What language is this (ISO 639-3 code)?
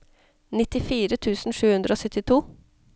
nor